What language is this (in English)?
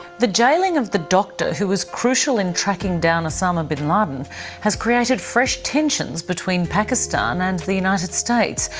English